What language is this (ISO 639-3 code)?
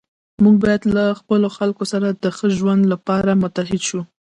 pus